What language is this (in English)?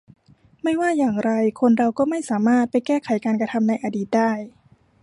Thai